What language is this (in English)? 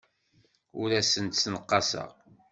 Kabyle